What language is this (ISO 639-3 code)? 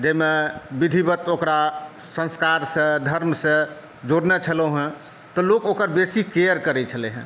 mai